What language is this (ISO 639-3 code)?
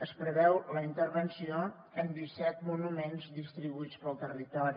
cat